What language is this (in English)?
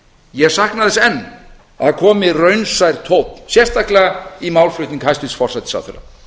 Icelandic